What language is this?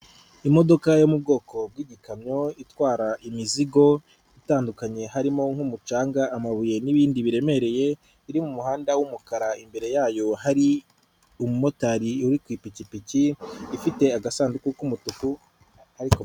Kinyarwanda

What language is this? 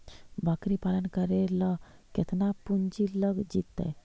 Magahi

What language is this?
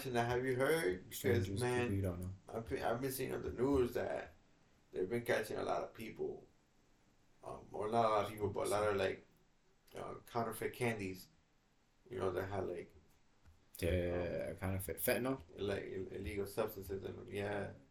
English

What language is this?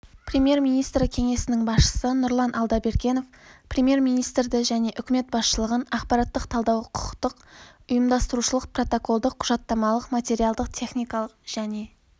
Kazakh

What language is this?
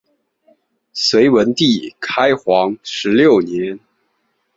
Chinese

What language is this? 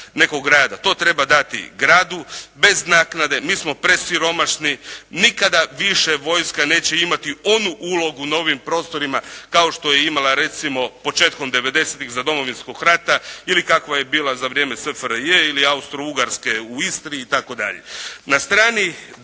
Croatian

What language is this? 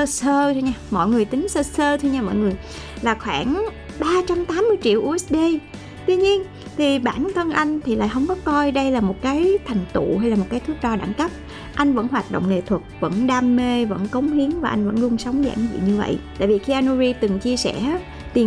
Vietnamese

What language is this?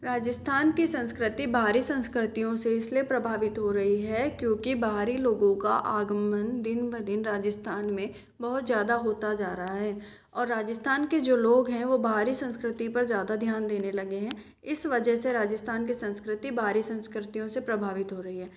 Hindi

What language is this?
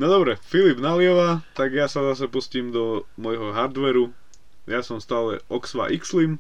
Slovak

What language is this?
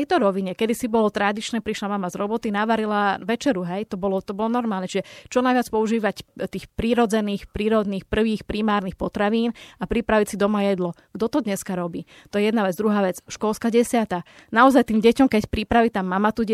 Slovak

